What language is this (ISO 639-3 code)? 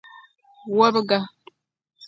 dag